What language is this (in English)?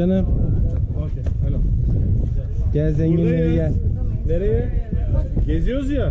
Turkish